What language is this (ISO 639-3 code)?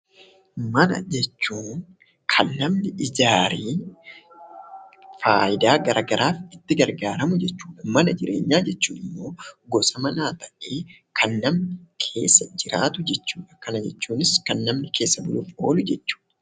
orm